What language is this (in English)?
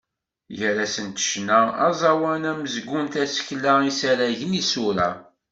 Kabyle